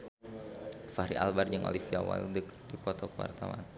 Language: Sundanese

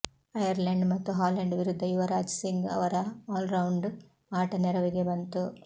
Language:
Kannada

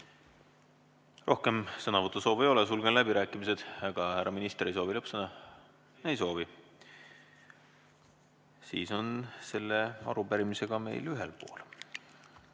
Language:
Estonian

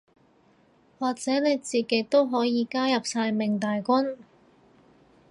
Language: Cantonese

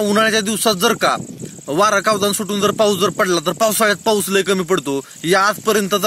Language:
Dutch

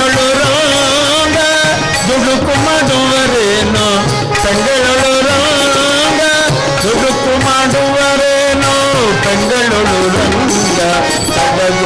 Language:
Kannada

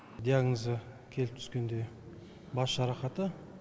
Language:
Kazakh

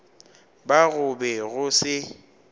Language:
Northern Sotho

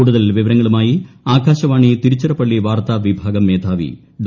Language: Malayalam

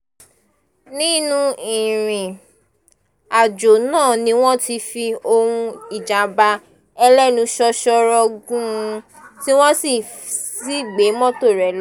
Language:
Yoruba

